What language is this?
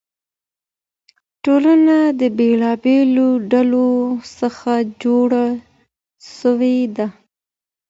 Pashto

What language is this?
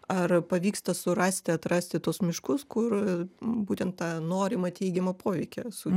Lithuanian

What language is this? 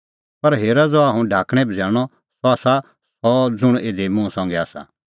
Kullu Pahari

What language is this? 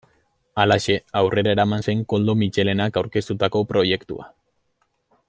Basque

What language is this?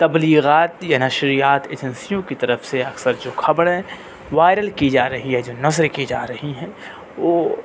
Urdu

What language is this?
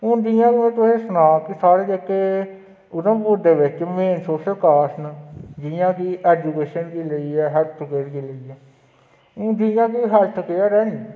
Dogri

